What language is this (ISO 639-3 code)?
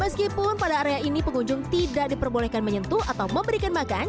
ind